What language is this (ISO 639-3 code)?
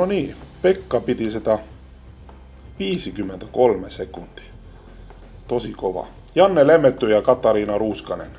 fin